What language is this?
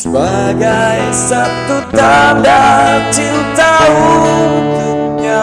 Indonesian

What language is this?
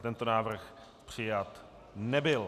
Czech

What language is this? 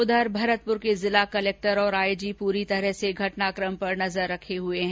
Hindi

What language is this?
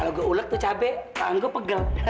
Indonesian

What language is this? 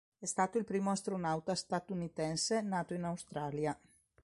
Italian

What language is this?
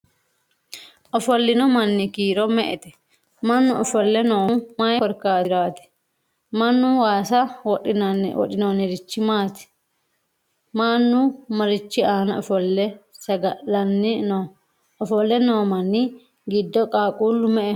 Sidamo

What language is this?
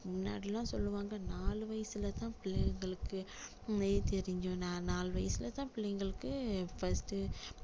Tamil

